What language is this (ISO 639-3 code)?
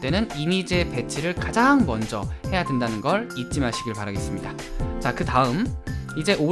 kor